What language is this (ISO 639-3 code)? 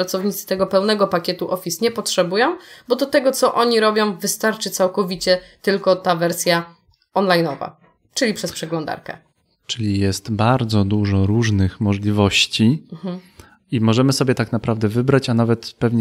pol